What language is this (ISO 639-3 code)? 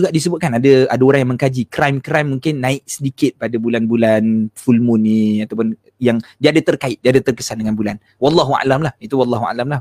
msa